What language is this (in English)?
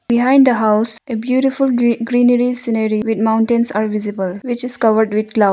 English